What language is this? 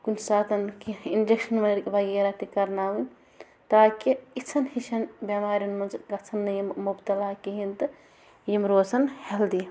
Kashmiri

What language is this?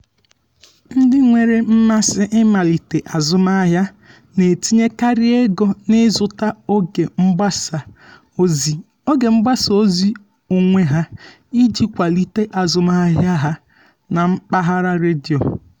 Igbo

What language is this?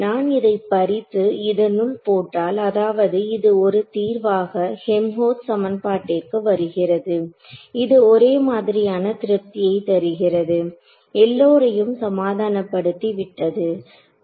Tamil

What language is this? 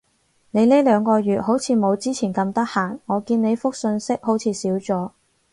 Cantonese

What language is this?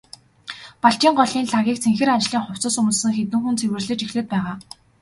Mongolian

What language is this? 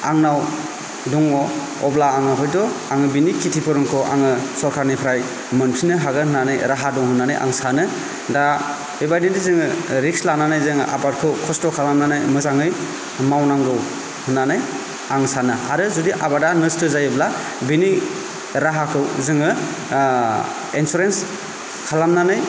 Bodo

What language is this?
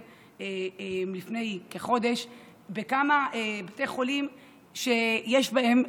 Hebrew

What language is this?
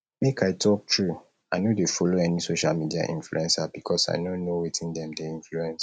Nigerian Pidgin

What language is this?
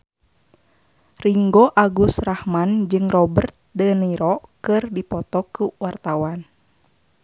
Sundanese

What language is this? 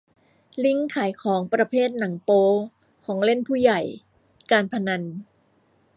Thai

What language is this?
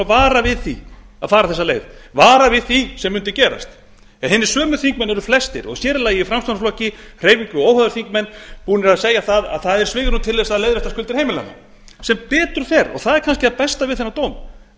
Icelandic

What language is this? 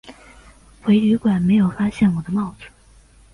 Chinese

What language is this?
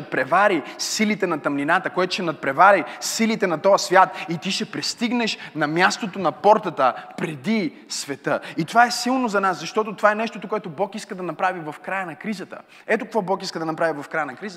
Bulgarian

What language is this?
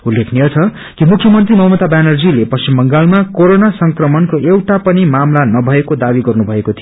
Nepali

